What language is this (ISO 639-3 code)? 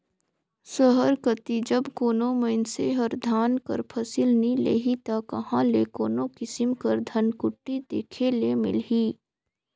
hne